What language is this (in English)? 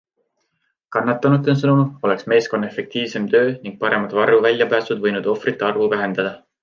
Estonian